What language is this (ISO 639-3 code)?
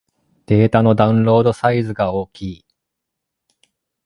jpn